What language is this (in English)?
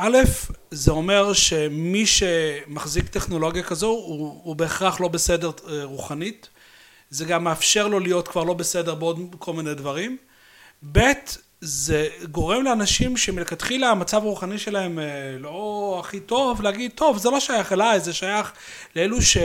Hebrew